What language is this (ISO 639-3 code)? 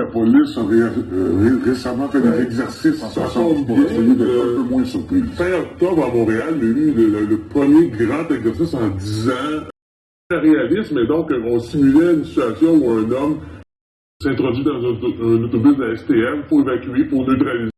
fra